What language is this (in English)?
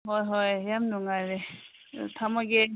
Manipuri